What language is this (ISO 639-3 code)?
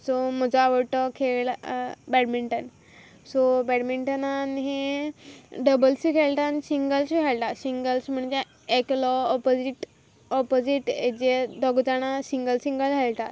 kok